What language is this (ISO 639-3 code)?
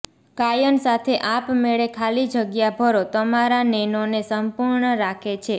guj